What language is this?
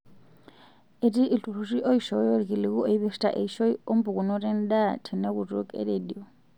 Masai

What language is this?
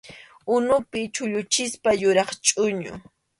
Arequipa-La Unión Quechua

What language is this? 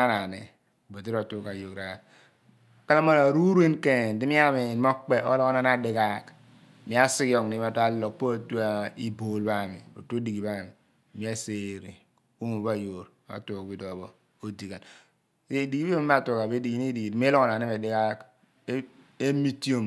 Abua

